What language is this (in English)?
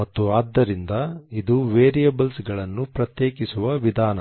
Kannada